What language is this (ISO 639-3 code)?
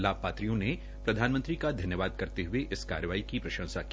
hin